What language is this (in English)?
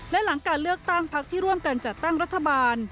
Thai